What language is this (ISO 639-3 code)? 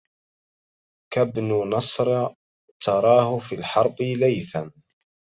ara